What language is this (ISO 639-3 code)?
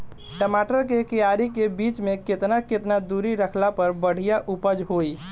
bho